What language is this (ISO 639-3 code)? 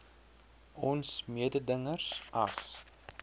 afr